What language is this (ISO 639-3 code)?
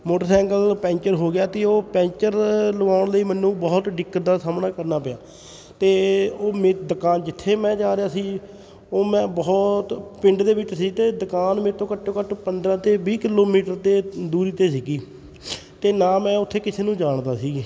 pan